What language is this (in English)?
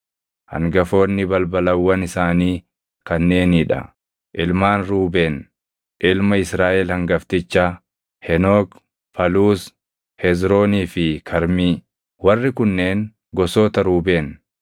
Oromo